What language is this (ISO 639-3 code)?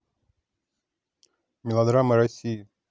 rus